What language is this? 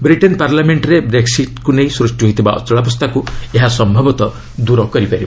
Odia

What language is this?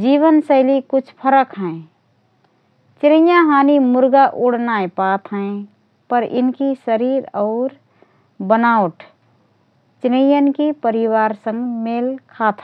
Rana Tharu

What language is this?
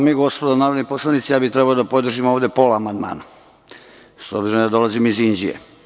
Serbian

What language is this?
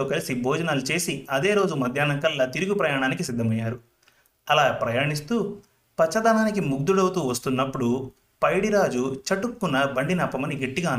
Telugu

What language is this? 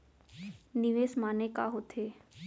Chhattisgarhi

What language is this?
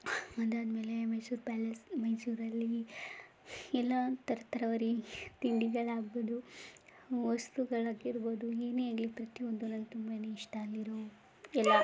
Kannada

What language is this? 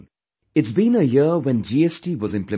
English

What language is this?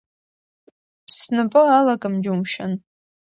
Abkhazian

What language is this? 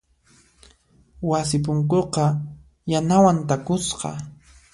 Puno Quechua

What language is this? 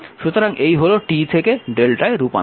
Bangla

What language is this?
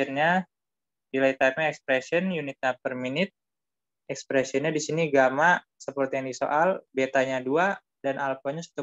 Indonesian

